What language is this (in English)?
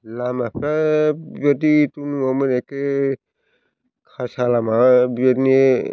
Bodo